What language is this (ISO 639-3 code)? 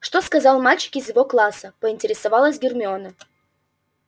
rus